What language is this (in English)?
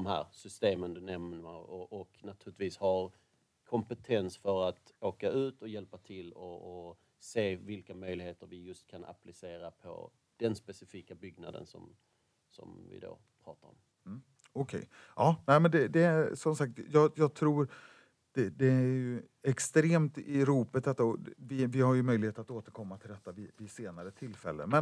Swedish